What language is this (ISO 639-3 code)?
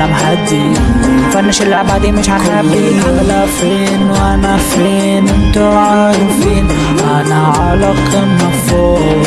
ara